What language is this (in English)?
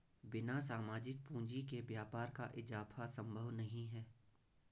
Hindi